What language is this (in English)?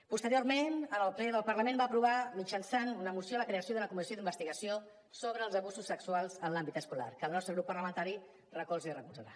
Catalan